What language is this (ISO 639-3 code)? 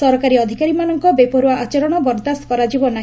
ori